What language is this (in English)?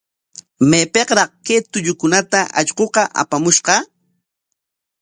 Corongo Ancash Quechua